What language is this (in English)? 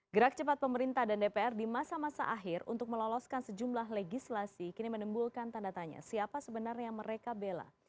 Indonesian